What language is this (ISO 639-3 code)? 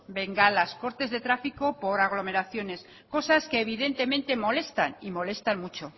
spa